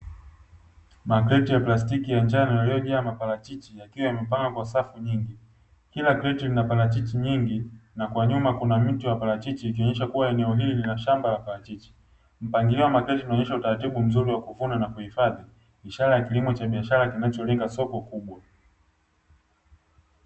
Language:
Swahili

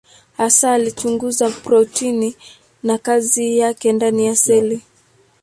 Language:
Swahili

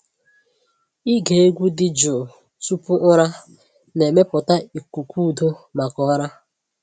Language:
Igbo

